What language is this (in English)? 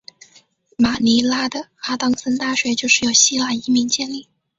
Chinese